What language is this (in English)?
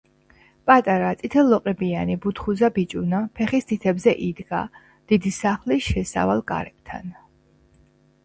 Georgian